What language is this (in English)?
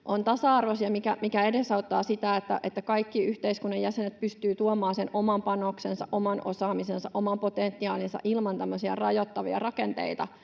Finnish